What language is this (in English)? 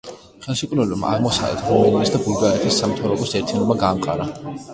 Georgian